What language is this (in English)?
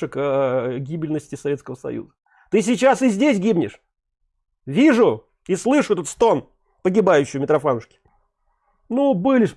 Russian